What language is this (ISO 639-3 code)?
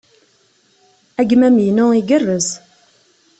kab